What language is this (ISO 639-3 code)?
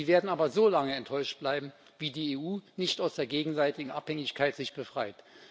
deu